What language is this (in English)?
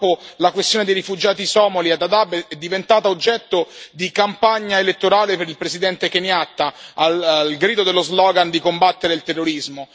Italian